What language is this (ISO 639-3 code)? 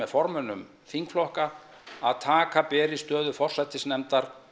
isl